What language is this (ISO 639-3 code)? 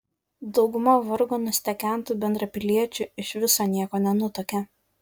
lit